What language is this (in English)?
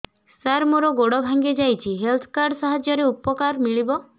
Odia